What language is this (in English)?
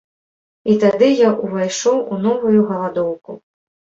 Belarusian